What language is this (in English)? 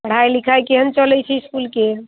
Maithili